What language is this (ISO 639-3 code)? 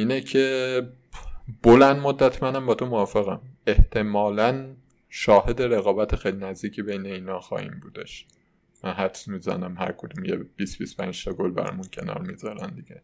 fas